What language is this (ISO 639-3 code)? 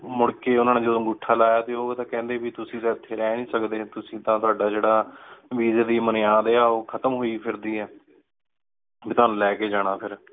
pan